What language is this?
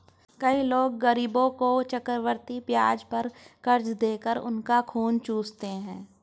Hindi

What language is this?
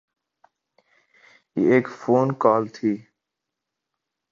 Urdu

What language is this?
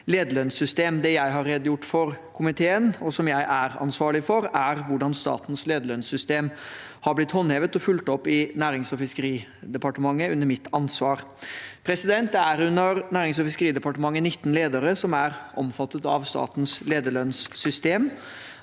Norwegian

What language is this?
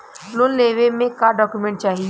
Bhojpuri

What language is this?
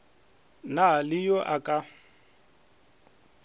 Northern Sotho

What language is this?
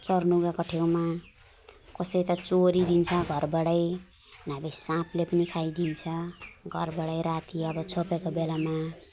Nepali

